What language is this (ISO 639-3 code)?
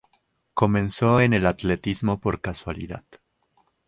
spa